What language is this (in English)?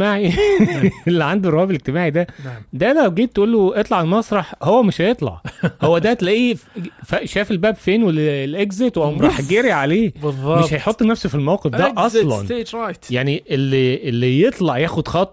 Arabic